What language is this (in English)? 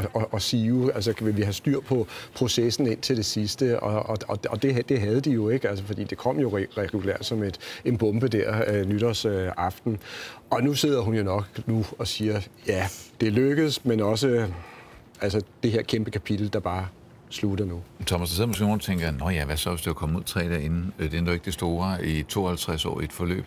Danish